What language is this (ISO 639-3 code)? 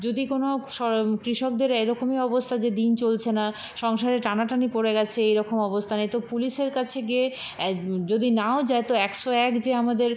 ben